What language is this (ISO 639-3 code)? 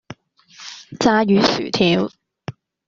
yue